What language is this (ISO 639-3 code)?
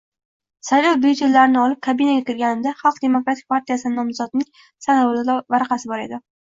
uzb